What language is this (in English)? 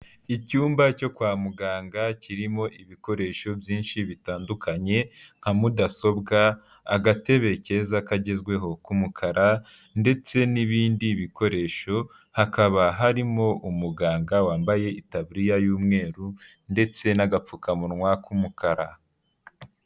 Kinyarwanda